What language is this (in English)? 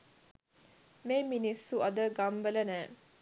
Sinhala